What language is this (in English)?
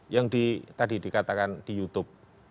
Indonesian